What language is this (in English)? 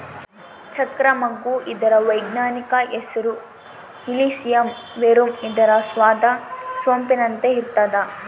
Kannada